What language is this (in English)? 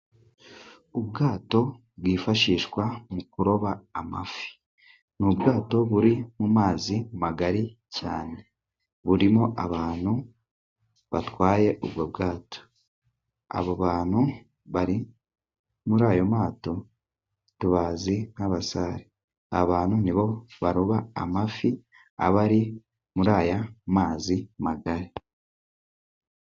Kinyarwanda